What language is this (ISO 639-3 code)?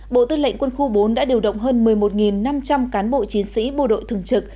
vie